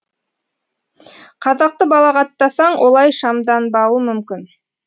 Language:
Kazakh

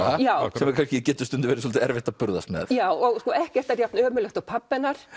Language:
Icelandic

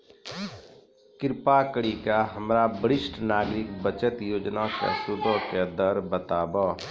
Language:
Maithili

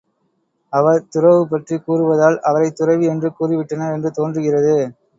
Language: Tamil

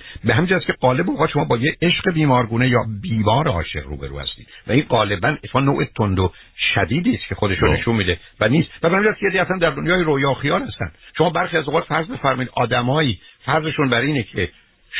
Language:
Persian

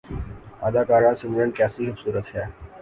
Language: Urdu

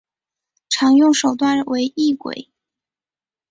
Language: Chinese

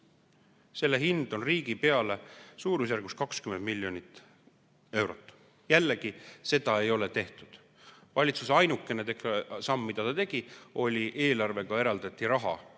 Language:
Estonian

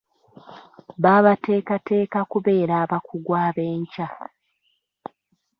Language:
Ganda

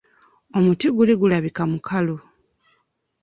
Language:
Ganda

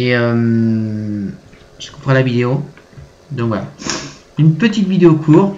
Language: French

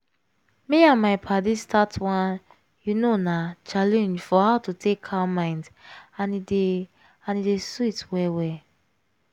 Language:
Nigerian Pidgin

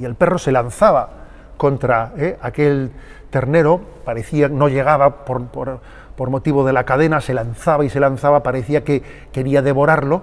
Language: Spanish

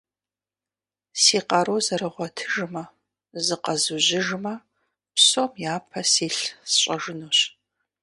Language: Kabardian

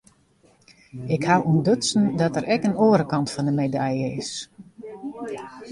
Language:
Western Frisian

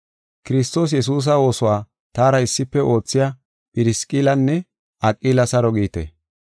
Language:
Gofa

